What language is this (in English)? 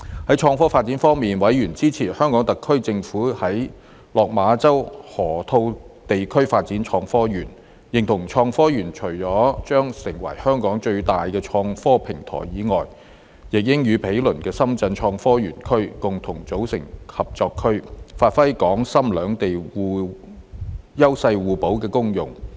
Cantonese